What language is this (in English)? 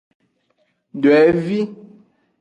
Aja (Benin)